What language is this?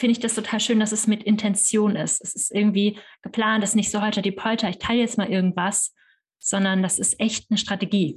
German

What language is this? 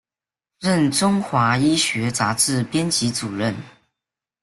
Chinese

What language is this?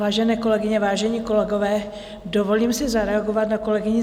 Czech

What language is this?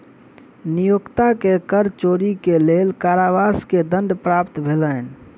Maithili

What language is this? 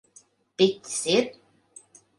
Latvian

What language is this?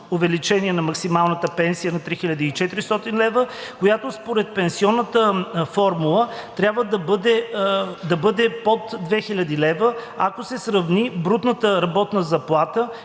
Bulgarian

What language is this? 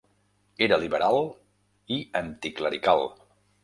Catalan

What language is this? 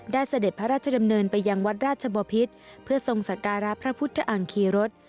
Thai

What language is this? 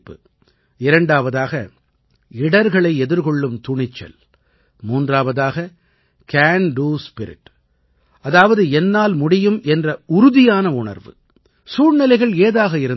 Tamil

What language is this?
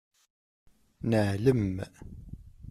Kabyle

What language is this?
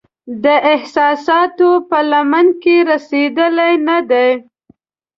Pashto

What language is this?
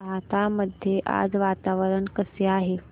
Marathi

